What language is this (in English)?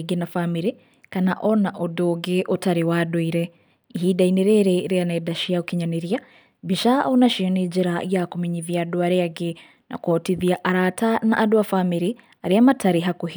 Kikuyu